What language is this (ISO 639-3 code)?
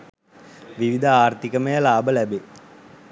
sin